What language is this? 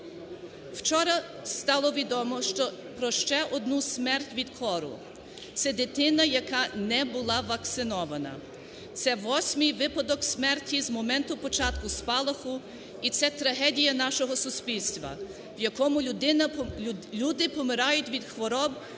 Ukrainian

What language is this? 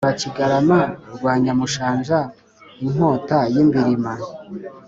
Kinyarwanda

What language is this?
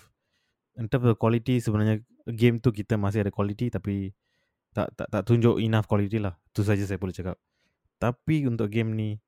Malay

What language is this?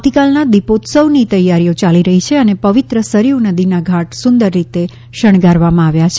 Gujarati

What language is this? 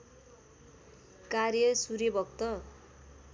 Nepali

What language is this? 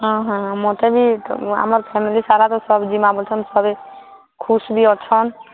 Odia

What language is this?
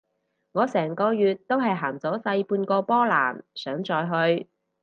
Cantonese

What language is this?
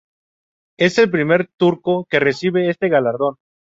Spanish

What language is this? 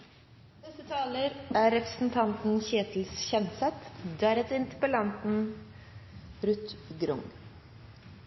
Norwegian Nynorsk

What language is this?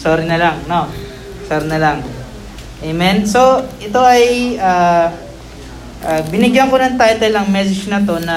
Filipino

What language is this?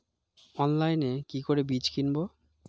Bangla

